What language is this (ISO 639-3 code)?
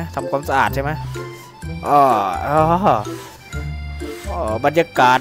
tha